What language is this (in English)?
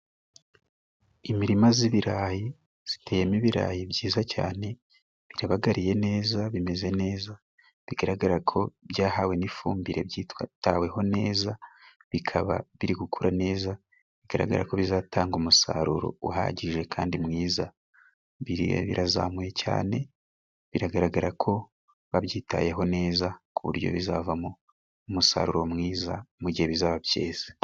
Kinyarwanda